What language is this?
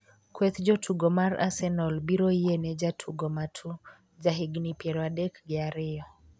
Luo (Kenya and Tanzania)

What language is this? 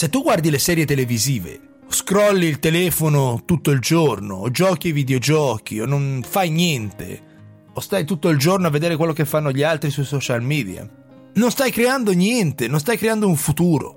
Italian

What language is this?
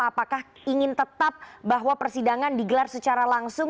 Indonesian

